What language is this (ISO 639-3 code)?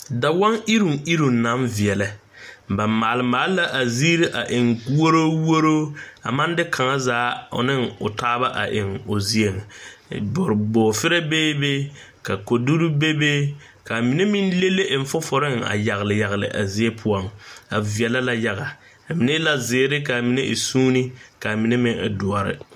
dga